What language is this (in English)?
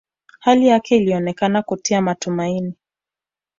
Swahili